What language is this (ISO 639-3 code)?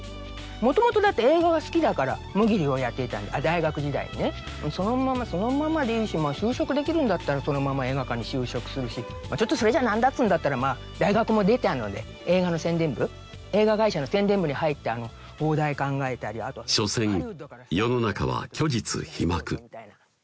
jpn